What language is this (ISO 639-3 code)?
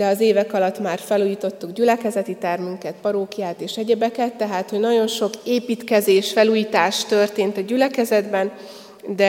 hun